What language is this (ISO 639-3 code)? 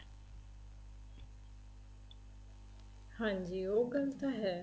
pan